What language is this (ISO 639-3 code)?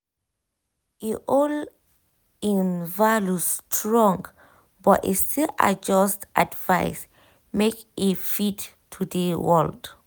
pcm